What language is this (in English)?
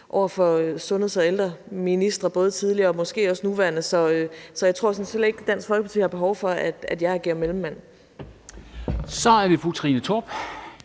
Danish